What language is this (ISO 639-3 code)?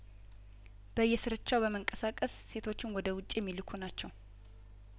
amh